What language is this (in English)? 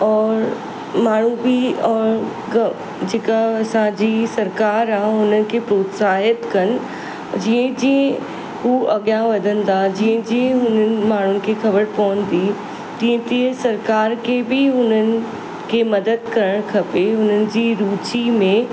Sindhi